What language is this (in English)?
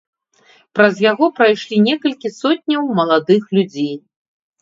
Belarusian